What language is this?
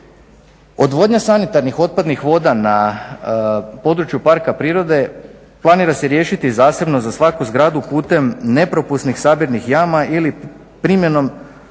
Croatian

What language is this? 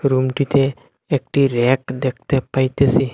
Bangla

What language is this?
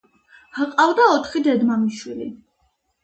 Georgian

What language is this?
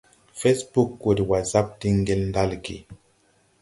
Tupuri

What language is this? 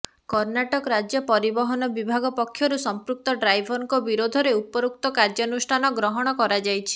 Odia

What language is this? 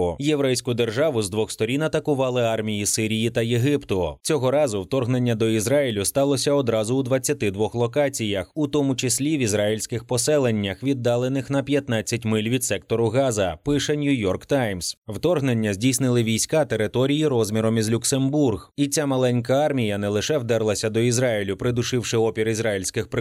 Ukrainian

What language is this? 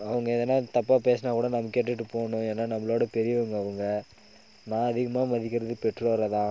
Tamil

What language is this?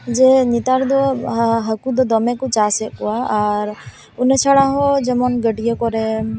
Santali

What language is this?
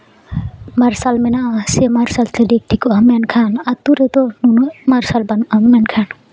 Santali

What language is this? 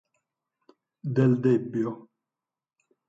Italian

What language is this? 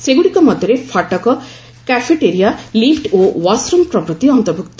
Odia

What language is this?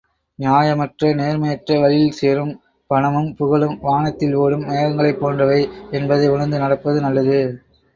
Tamil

